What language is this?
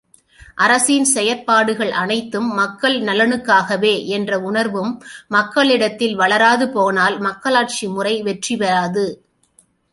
Tamil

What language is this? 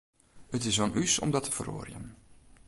Western Frisian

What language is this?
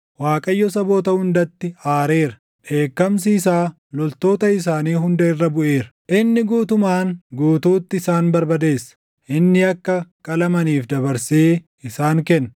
Oromo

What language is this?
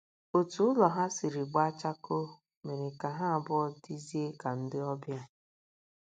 Igbo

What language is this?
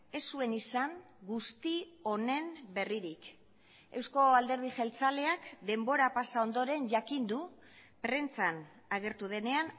Basque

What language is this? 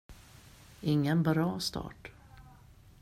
Swedish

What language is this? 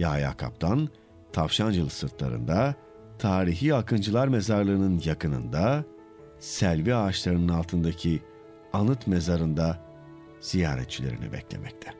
Turkish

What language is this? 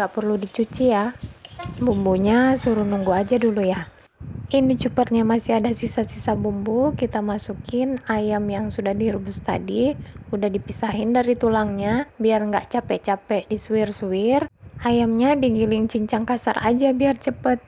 Indonesian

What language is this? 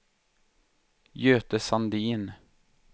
Swedish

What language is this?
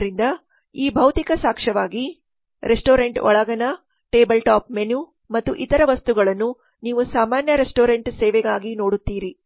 Kannada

